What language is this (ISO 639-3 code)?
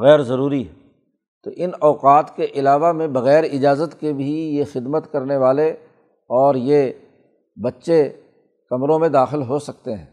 urd